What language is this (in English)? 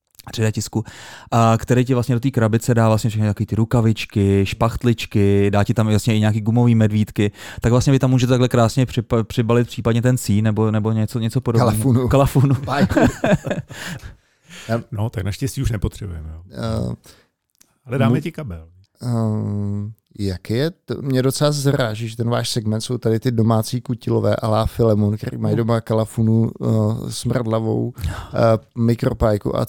Czech